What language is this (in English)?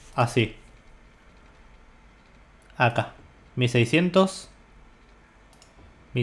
Spanish